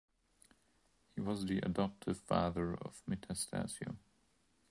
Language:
English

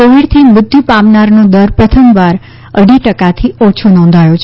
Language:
Gujarati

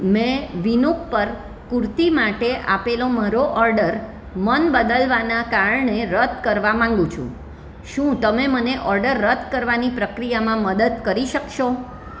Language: Gujarati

